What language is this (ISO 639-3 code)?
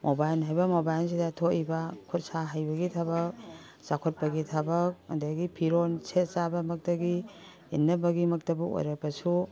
mni